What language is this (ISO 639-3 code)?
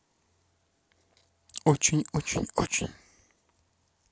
rus